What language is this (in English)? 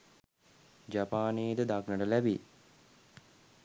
Sinhala